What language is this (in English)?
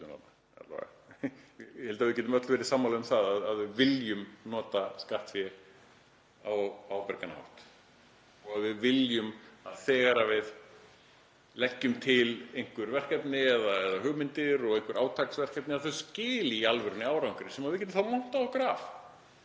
Icelandic